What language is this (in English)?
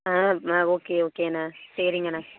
Tamil